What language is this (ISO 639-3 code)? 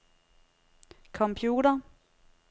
dan